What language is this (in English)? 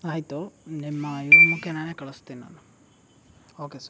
Kannada